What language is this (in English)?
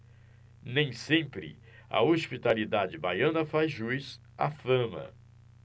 Portuguese